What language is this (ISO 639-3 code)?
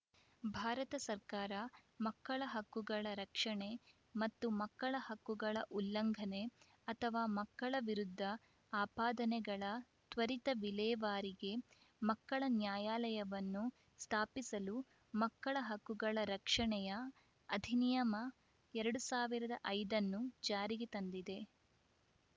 kan